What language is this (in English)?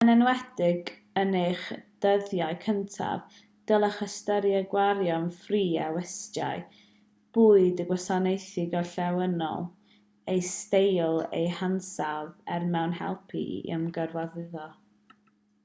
Welsh